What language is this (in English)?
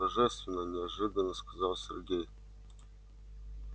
Russian